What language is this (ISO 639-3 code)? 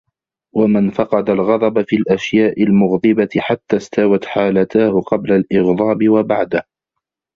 ara